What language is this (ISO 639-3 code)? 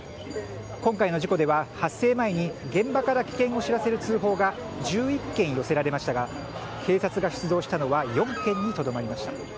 jpn